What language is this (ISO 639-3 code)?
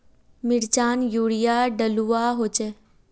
mag